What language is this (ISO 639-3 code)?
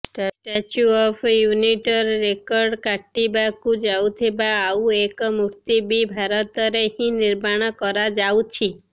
ori